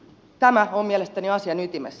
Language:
Finnish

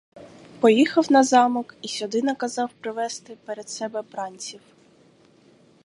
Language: Ukrainian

